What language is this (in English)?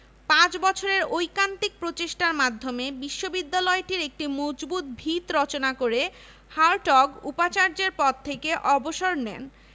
Bangla